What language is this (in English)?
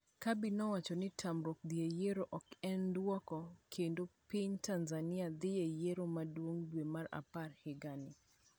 Luo (Kenya and Tanzania)